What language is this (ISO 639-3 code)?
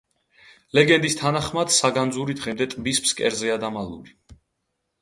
kat